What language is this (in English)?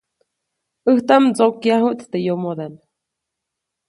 Copainalá Zoque